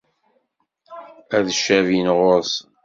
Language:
Kabyle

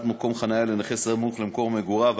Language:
Hebrew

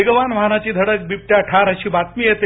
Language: Marathi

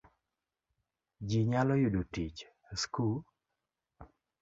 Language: Luo (Kenya and Tanzania)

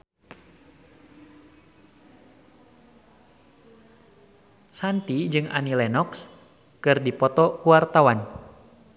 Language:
Sundanese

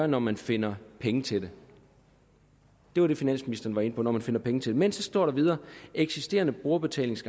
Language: Danish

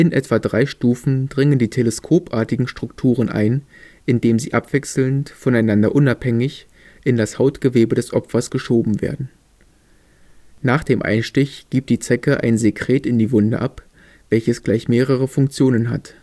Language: German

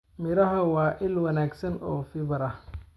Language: Somali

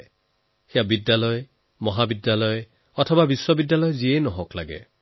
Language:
Assamese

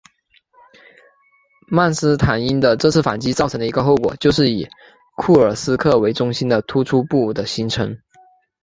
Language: Chinese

